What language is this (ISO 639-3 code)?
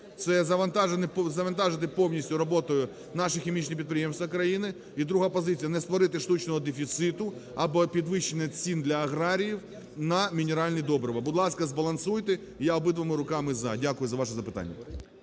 ukr